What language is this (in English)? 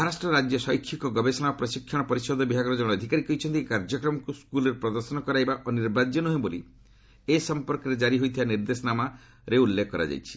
Odia